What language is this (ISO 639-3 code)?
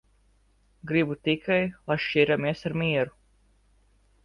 lav